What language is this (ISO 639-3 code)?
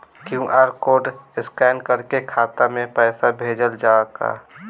bho